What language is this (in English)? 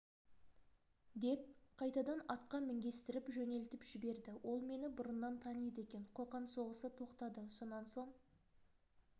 Kazakh